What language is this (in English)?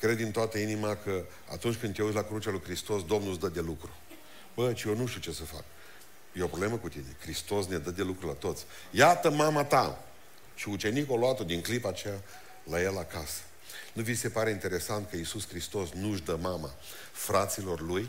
Romanian